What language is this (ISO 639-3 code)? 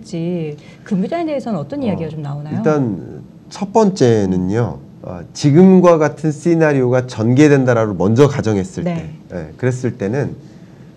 kor